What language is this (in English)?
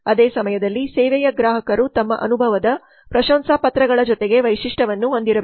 Kannada